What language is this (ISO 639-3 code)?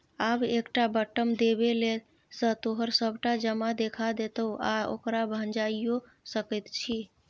mai